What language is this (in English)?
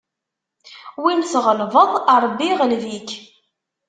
Kabyle